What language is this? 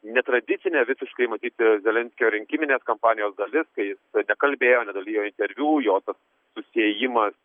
Lithuanian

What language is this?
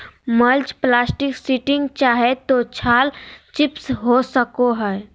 Magahi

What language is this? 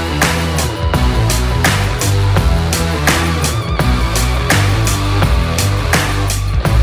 Hebrew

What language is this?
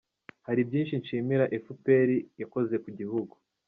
Kinyarwanda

